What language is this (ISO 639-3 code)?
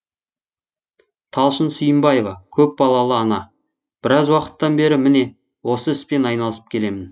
kaz